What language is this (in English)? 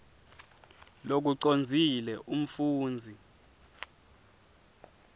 Swati